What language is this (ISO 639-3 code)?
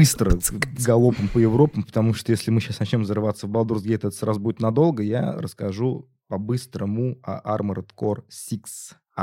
rus